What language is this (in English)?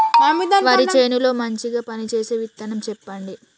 Telugu